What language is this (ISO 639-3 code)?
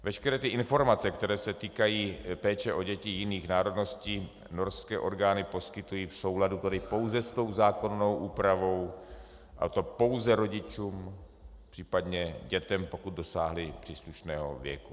ces